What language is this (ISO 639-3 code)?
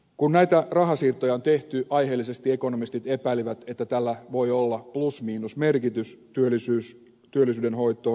fin